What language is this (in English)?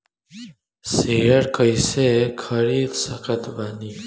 Bhojpuri